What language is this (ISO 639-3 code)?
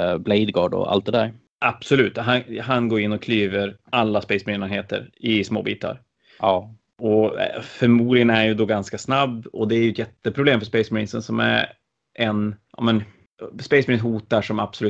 swe